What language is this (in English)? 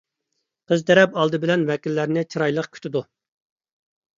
Uyghur